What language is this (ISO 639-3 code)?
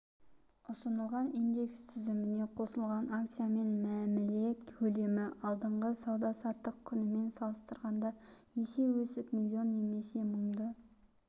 kaz